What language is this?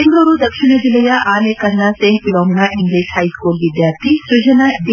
Kannada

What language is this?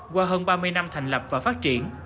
Vietnamese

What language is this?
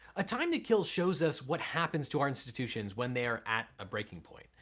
English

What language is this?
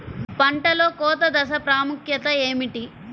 Telugu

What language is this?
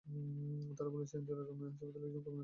Bangla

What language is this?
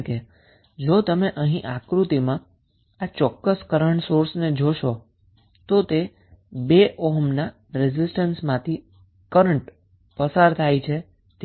Gujarati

